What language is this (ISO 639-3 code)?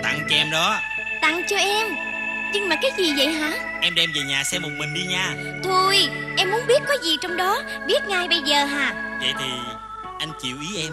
vie